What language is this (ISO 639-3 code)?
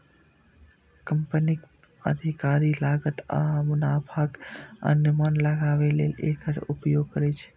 mai